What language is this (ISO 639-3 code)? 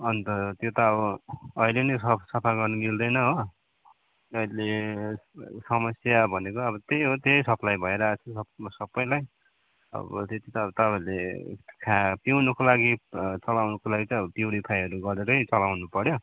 nep